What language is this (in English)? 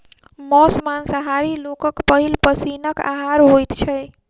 Maithili